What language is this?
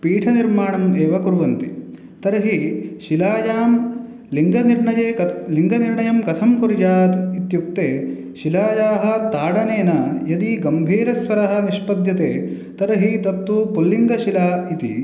Sanskrit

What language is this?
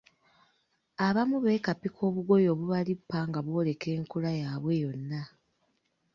Ganda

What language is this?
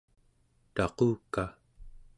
Central Yupik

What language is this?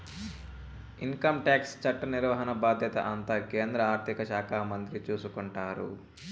Telugu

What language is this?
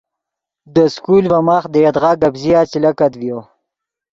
Yidgha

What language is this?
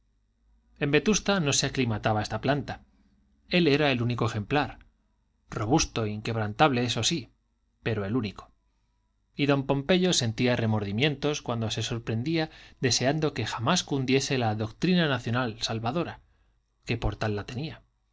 Spanish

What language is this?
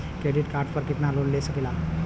Bhojpuri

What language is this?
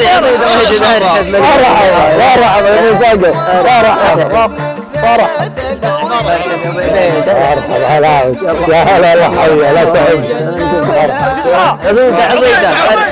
Arabic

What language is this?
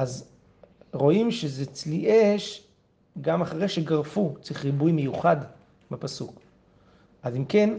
Hebrew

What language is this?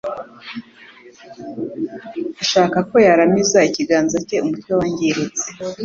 Kinyarwanda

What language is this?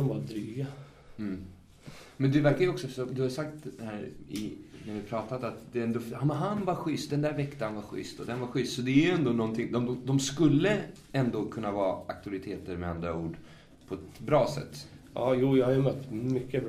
Swedish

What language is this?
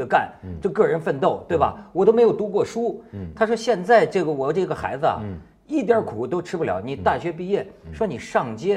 Chinese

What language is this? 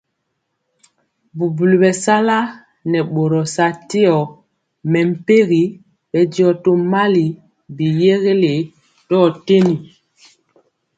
Mpiemo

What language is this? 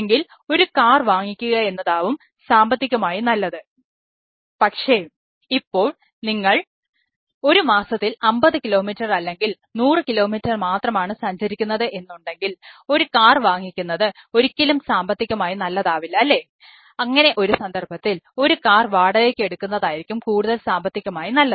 Malayalam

